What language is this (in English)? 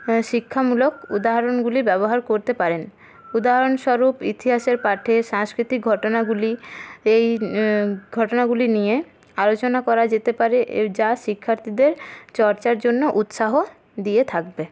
Bangla